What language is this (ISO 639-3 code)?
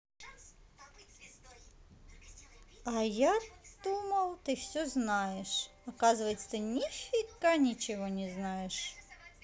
rus